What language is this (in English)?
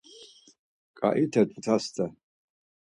Laz